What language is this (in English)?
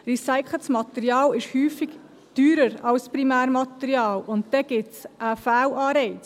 Swiss German